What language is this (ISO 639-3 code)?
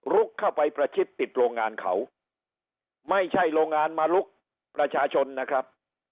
tha